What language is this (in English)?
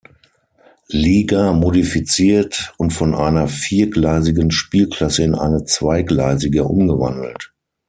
German